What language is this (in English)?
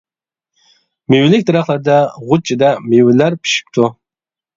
Uyghur